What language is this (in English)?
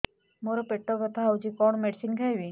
Odia